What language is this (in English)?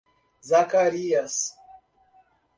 Portuguese